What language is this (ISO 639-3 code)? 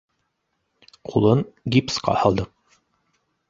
bak